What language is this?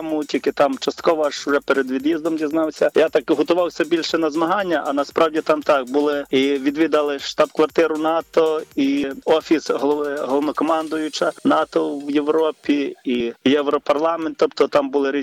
Ukrainian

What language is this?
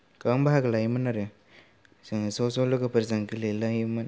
Bodo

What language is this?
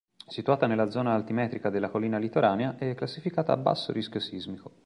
Italian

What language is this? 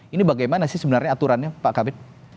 Indonesian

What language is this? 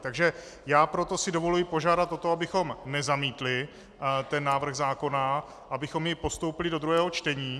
Czech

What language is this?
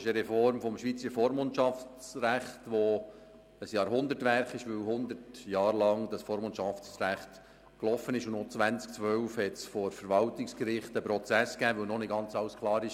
Swiss German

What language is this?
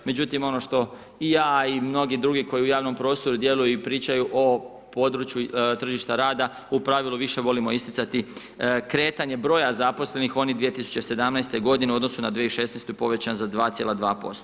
Croatian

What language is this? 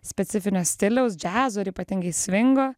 Lithuanian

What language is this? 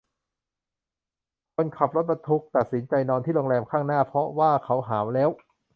Thai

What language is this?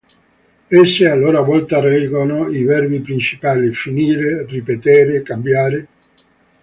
Italian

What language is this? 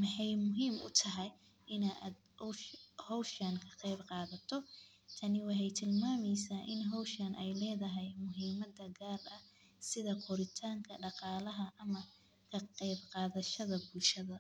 Somali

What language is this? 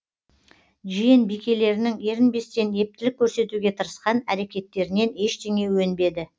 Kazakh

